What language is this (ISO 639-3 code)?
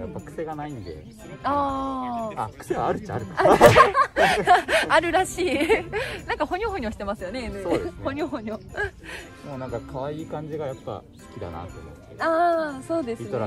jpn